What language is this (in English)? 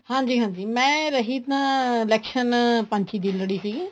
Punjabi